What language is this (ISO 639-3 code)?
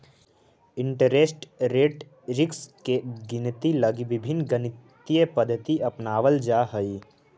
mag